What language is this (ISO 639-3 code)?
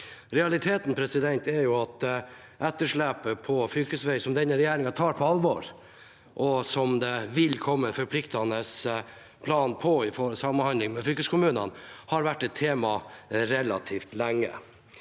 nor